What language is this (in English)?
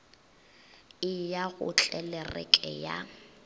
Northern Sotho